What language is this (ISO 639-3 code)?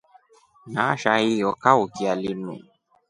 rof